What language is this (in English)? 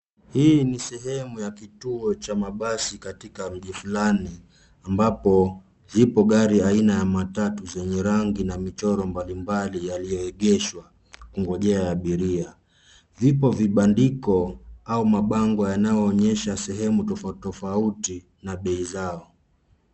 Swahili